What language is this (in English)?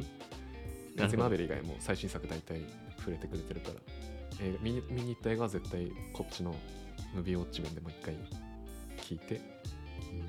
Japanese